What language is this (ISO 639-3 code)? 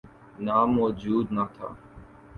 urd